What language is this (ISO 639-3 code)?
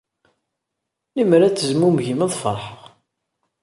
kab